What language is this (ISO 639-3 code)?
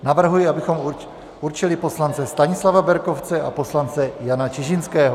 ces